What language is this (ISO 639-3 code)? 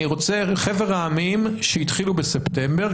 heb